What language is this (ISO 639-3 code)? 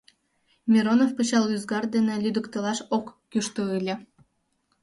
chm